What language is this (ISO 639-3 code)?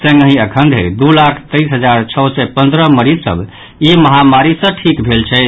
mai